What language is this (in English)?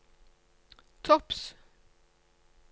Norwegian